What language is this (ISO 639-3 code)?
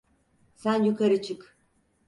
tur